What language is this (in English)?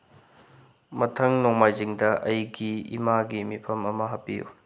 Manipuri